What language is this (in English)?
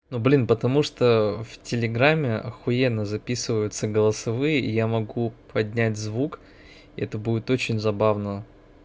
Russian